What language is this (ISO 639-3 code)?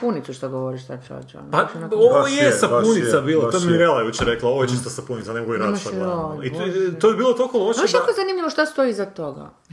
hrv